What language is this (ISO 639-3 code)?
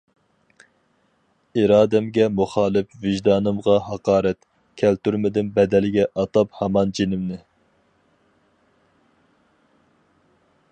uig